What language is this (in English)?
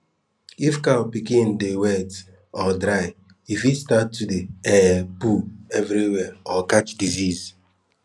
Nigerian Pidgin